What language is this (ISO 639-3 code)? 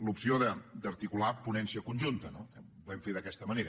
cat